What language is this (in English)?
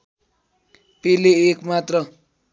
Nepali